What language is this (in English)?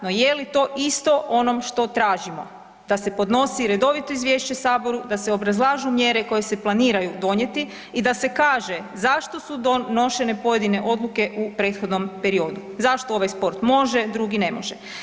Croatian